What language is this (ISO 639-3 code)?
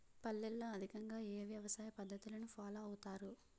tel